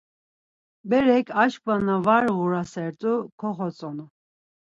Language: Laz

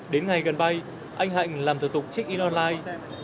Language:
Vietnamese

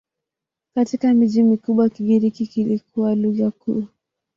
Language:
Swahili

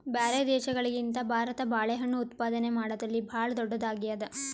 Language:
Kannada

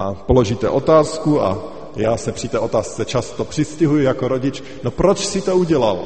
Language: Czech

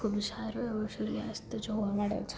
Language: Gujarati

